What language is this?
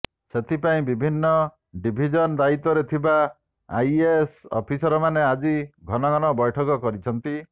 Odia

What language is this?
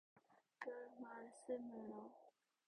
Korean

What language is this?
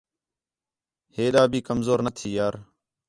Khetrani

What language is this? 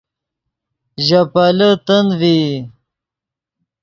Yidgha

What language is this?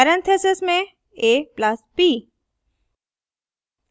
Hindi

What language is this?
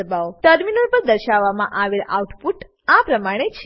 Gujarati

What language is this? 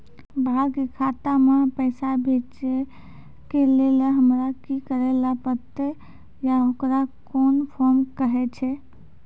Maithili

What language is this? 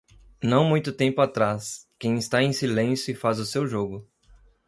Portuguese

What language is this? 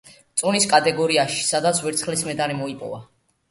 Georgian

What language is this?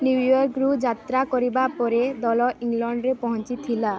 Odia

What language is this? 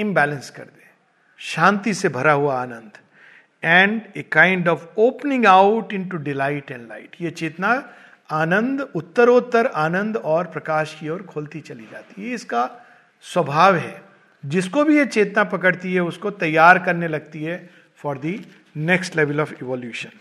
Hindi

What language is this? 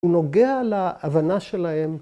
Hebrew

